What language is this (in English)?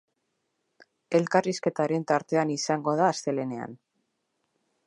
Basque